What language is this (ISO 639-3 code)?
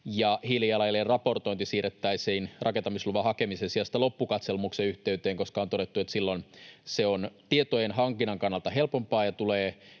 fin